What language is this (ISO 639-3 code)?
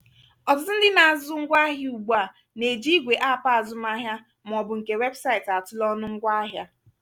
ibo